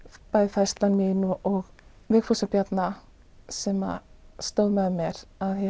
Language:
Icelandic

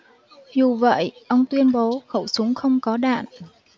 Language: Vietnamese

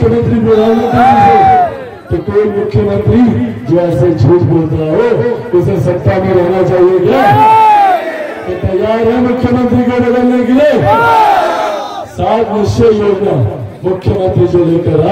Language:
Turkish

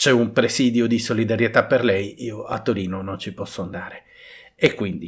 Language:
Italian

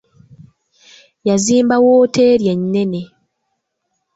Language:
Ganda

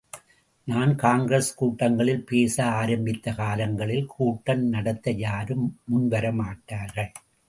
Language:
Tamil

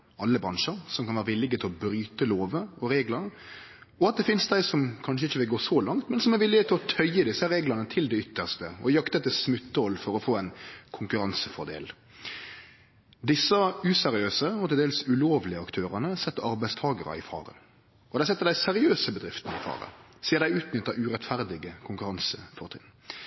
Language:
Norwegian Nynorsk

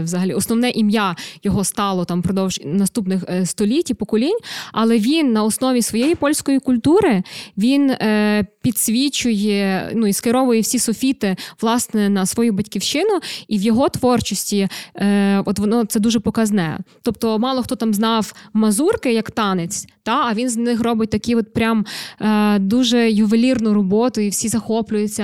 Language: Ukrainian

